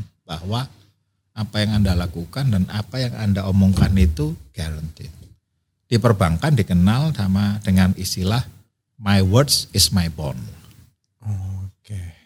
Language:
Indonesian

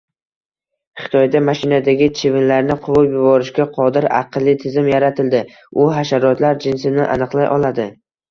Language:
Uzbek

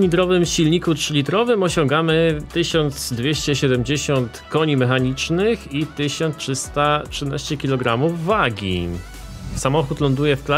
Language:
Polish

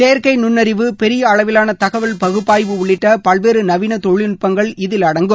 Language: Tamil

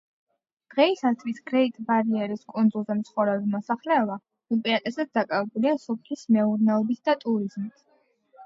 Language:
Georgian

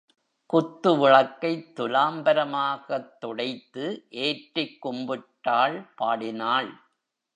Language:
Tamil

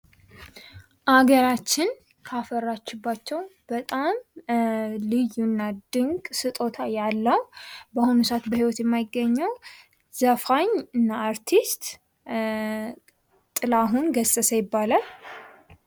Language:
Amharic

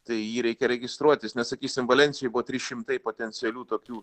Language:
Lithuanian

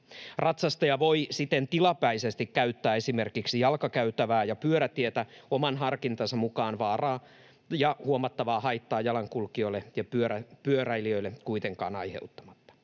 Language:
Finnish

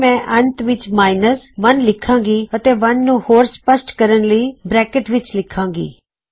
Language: Punjabi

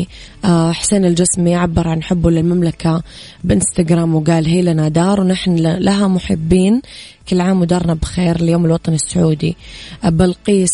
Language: Arabic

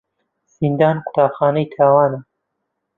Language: Central Kurdish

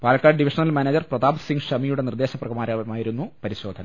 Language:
Malayalam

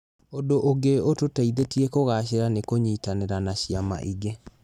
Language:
Kikuyu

